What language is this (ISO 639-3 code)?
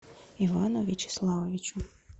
rus